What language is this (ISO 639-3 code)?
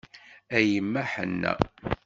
kab